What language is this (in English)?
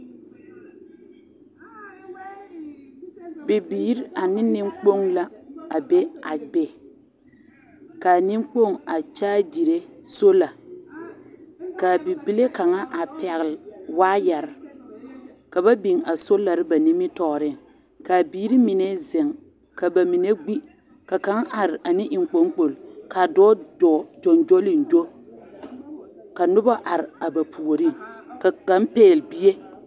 Southern Dagaare